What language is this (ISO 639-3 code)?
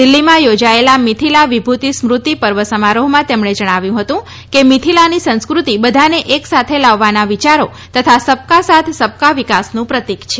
guj